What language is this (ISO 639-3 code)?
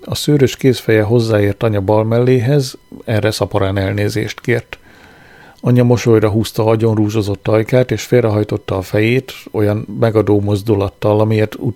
hun